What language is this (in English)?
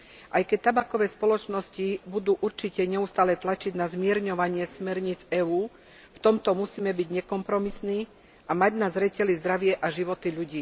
Slovak